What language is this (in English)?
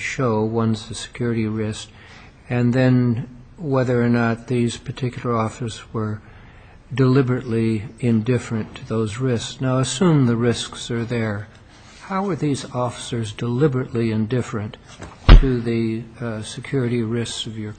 English